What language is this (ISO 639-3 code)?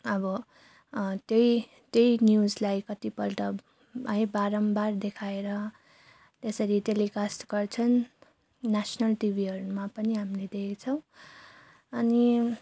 nep